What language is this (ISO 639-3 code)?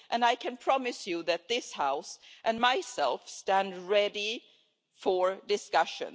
eng